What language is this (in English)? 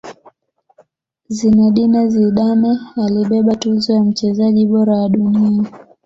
Swahili